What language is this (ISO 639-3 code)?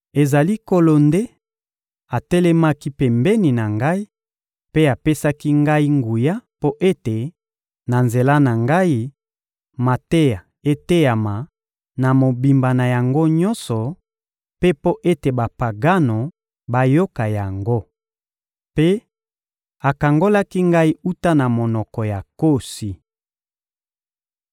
lin